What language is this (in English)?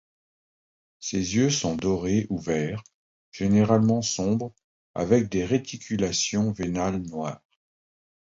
French